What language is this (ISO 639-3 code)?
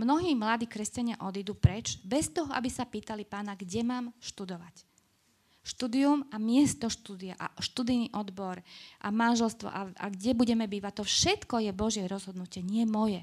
slk